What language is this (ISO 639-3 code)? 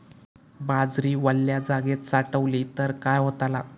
mar